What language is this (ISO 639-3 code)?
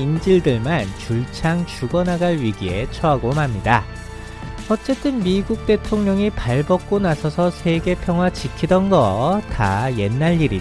kor